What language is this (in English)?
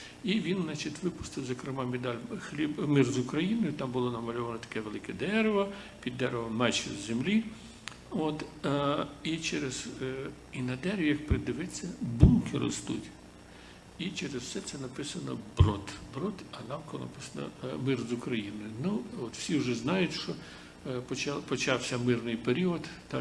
Ukrainian